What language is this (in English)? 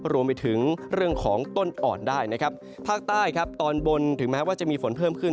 Thai